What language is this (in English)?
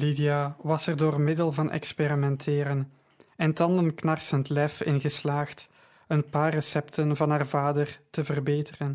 Dutch